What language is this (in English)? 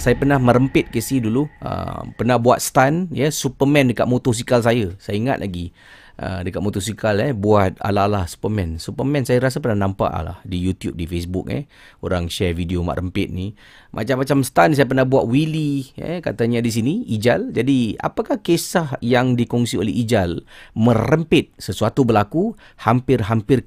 Malay